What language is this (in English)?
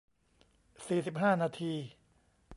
Thai